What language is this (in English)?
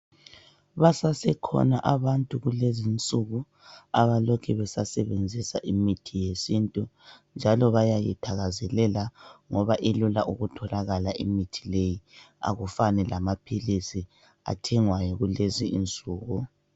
North Ndebele